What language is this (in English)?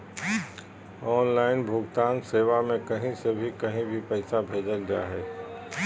Magahi